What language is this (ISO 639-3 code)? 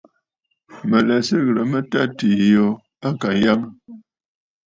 bfd